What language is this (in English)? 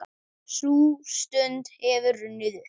Icelandic